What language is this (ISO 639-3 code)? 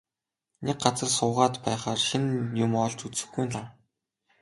mon